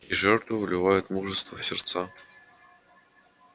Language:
Russian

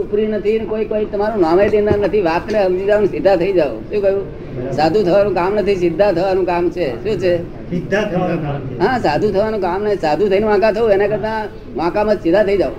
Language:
Gujarati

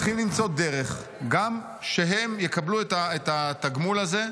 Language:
Hebrew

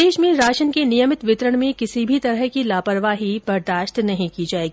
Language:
Hindi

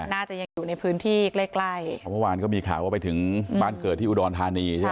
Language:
Thai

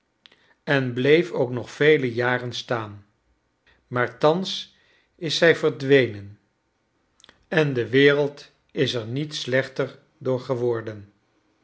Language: Dutch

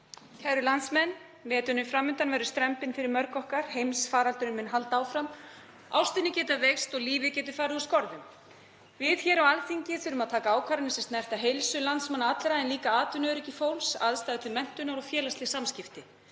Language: Icelandic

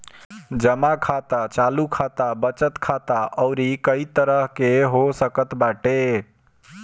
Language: Bhojpuri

